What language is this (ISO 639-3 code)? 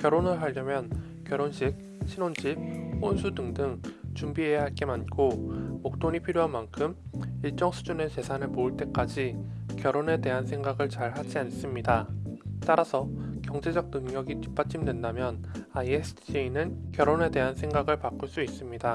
kor